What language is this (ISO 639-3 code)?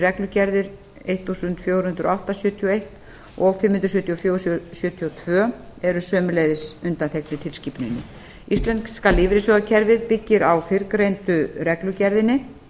isl